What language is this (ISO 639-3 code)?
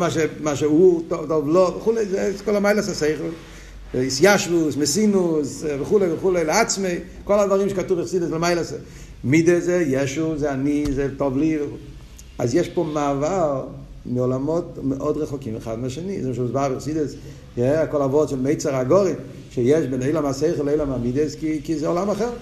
heb